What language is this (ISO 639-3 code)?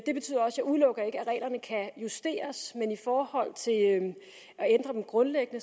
dan